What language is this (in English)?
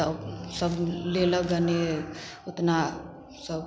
Maithili